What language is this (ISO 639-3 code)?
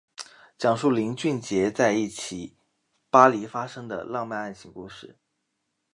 zho